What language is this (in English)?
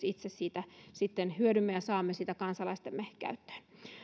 Finnish